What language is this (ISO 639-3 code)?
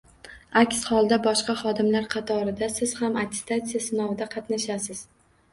uzb